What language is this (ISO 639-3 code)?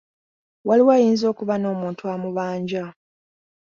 lug